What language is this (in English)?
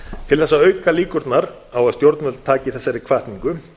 Icelandic